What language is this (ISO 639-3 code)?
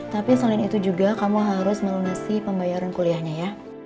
ind